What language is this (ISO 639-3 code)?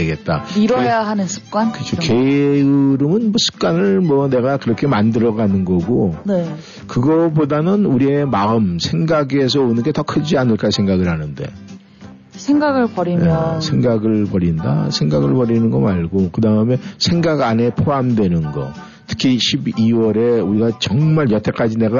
kor